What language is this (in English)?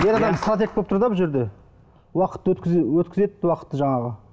Kazakh